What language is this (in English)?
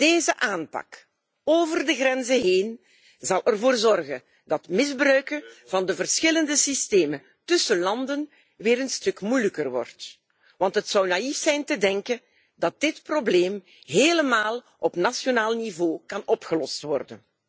Dutch